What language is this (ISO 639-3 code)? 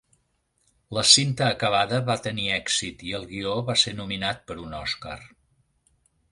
cat